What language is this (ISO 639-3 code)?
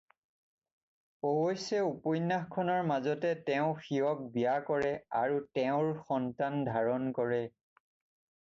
asm